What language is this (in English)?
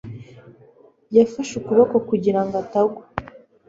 Kinyarwanda